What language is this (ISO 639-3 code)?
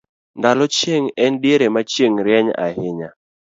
luo